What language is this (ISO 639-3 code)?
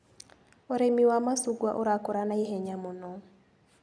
kik